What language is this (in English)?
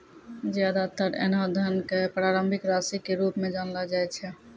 Maithili